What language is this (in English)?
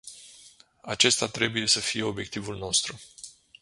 Romanian